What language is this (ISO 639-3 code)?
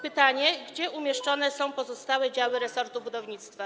pol